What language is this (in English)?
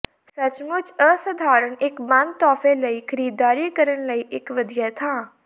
Punjabi